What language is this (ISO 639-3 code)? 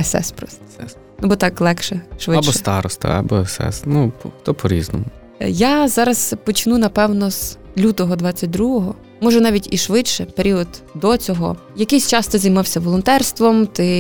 ukr